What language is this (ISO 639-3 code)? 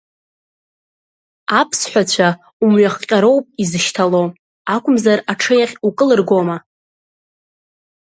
abk